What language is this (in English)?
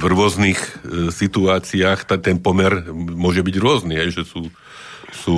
Slovak